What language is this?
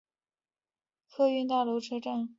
Chinese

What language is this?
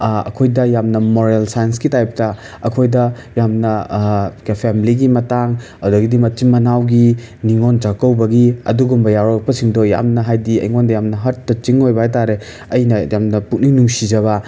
Manipuri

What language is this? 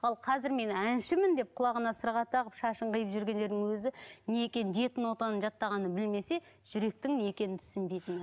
Kazakh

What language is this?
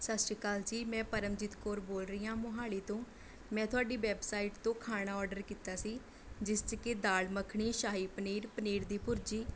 Punjabi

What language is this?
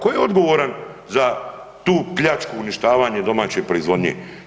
Croatian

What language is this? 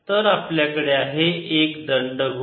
Marathi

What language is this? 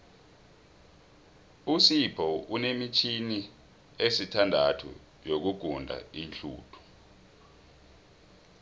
South Ndebele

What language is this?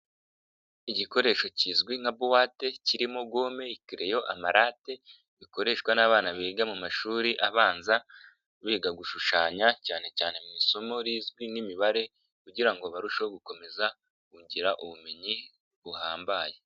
Kinyarwanda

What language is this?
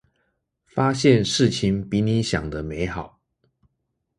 Chinese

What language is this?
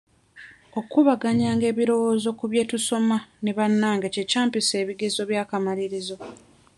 Ganda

